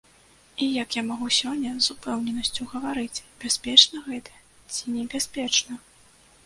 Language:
Belarusian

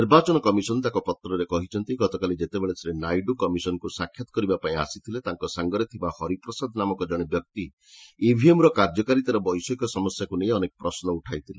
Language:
Odia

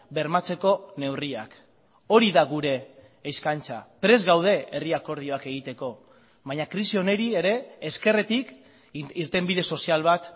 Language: Basque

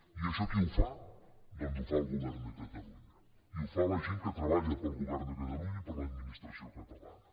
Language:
Catalan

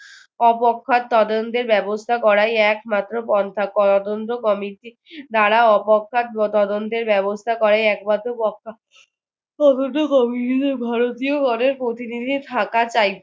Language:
Bangla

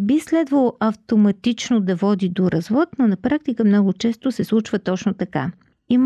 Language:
Bulgarian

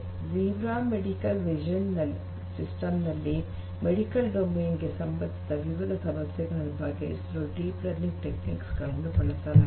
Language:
Kannada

